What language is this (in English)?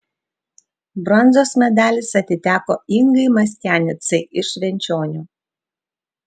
Lithuanian